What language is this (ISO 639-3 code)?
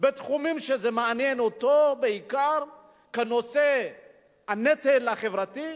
heb